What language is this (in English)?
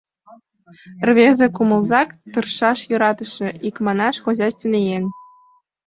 Mari